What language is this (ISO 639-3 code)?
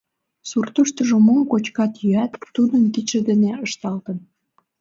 chm